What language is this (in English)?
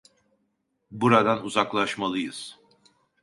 Turkish